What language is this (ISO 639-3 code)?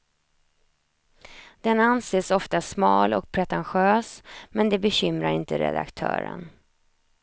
swe